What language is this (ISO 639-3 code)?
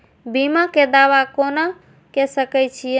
mai